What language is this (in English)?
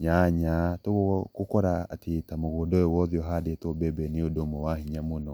Kikuyu